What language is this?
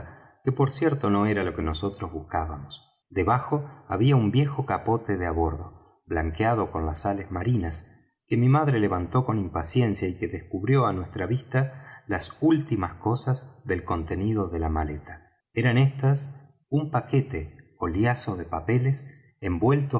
Spanish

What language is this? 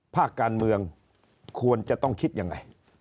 Thai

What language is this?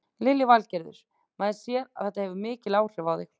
Icelandic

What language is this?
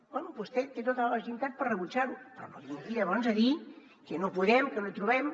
Catalan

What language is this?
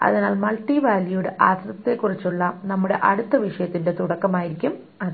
Malayalam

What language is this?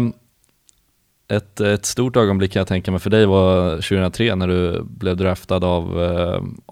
Swedish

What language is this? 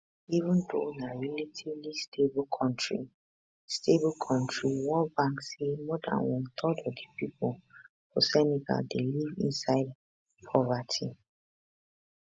Nigerian Pidgin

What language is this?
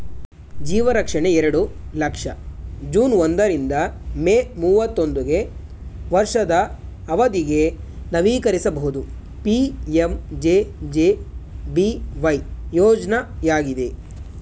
Kannada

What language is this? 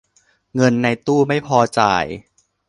Thai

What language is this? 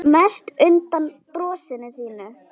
Icelandic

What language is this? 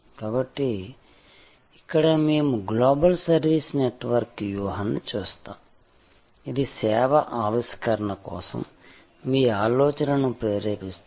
Telugu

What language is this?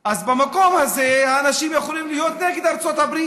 Hebrew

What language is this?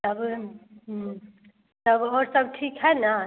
Maithili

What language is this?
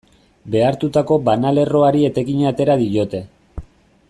Basque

